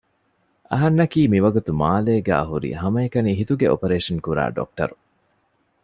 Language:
Divehi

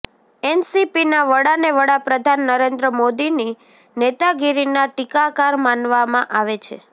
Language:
Gujarati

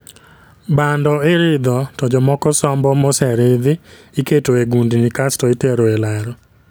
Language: Luo (Kenya and Tanzania)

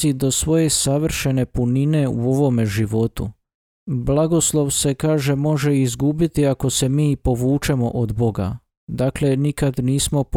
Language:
Croatian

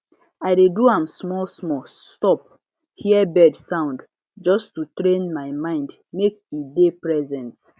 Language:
Nigerian Pidgin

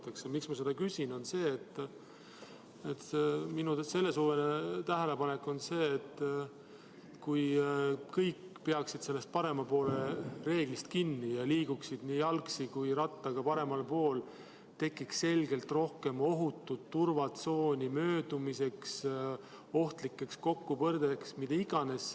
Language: Estonian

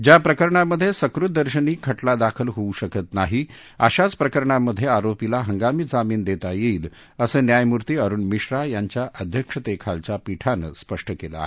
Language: Marathi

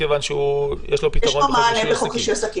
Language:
Hebrew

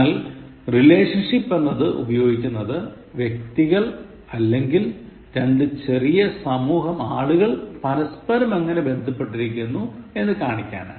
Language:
Malayalam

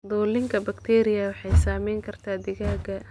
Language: Somali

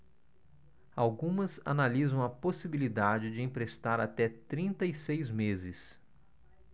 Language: Portuguese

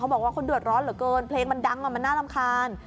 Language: Thai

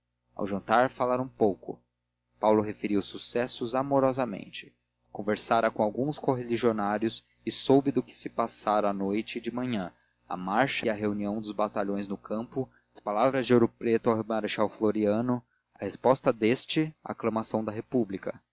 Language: Portuguese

